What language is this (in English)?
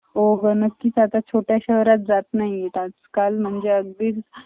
Marathi